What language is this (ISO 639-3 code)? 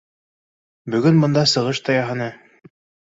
bak